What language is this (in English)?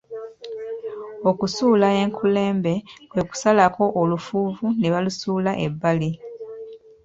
Ganda